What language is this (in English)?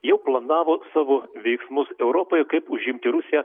Lithuanian